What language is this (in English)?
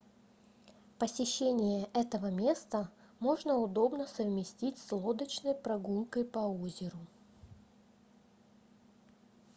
Russian